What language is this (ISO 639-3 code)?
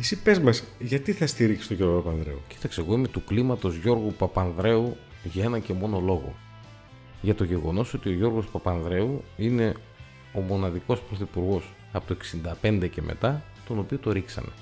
ell